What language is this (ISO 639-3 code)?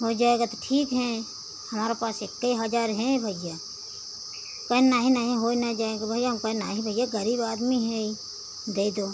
hin